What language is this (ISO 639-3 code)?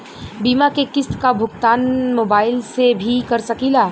bho